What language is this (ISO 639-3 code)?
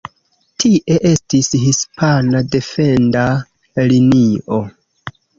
epo